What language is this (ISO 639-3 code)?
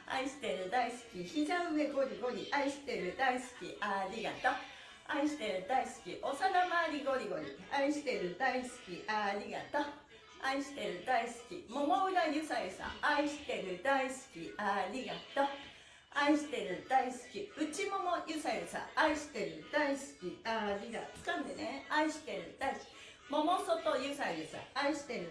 jpn